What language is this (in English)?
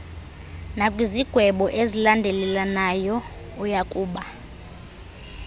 Xhosa